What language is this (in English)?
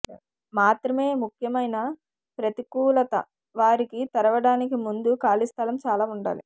Telugu